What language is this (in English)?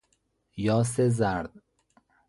Persian